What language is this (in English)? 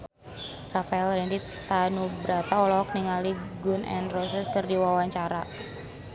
Sundanese